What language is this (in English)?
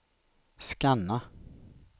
Swedish